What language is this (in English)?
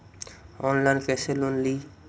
Magahi